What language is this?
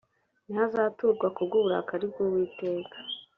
Kinyarwanda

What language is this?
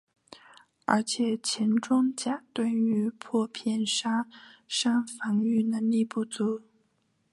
Chinese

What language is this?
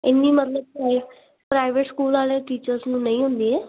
Punjabi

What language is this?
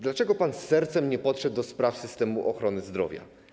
Polish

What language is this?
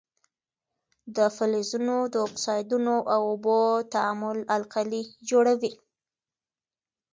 Pashto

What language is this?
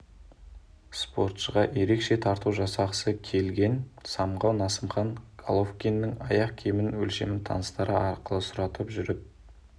Kazakh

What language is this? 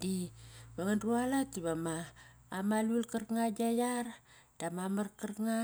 Kairak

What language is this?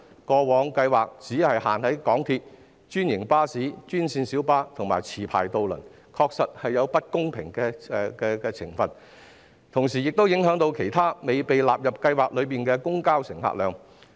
Cantonese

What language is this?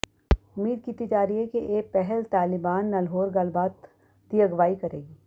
Punjabi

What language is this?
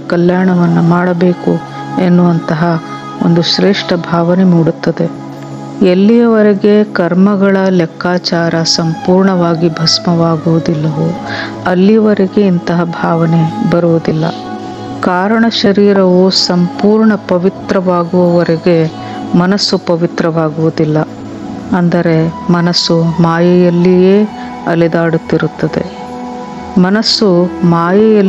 Kannada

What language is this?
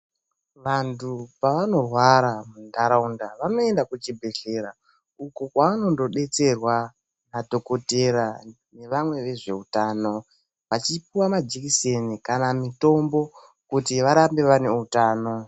Ndau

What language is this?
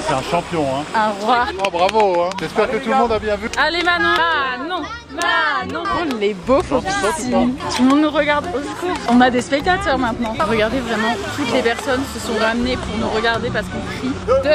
French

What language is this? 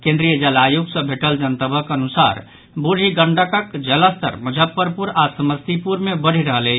Maithili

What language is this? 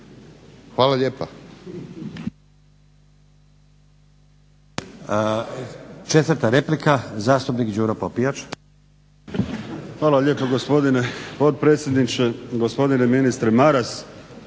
Croatian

